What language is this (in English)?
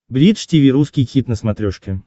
Russian